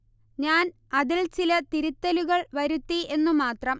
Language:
Malayalam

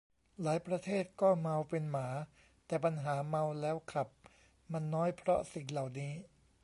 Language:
Thai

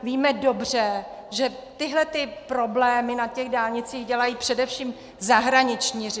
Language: Czech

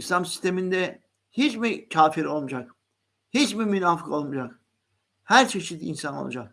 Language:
Turkish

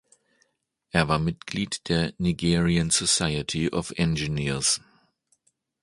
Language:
German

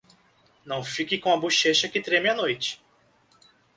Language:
Portuguese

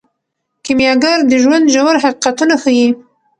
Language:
Pashto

